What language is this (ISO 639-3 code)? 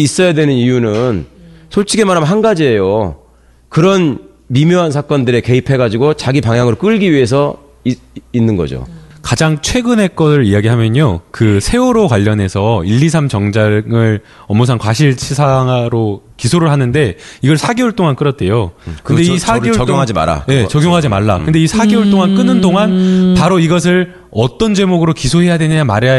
kor